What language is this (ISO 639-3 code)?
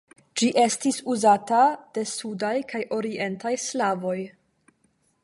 epo